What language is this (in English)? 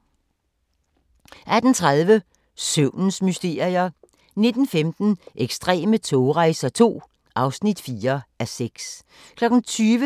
Danish